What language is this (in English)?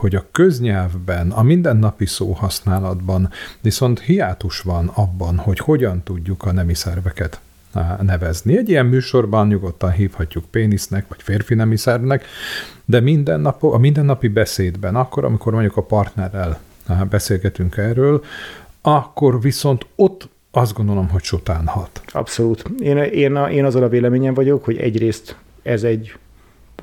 Hungarian